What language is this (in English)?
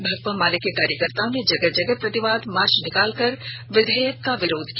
Hindi